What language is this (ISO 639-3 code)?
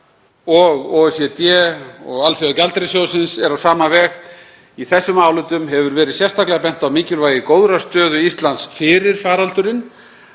isl